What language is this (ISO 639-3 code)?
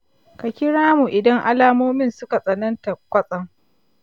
hau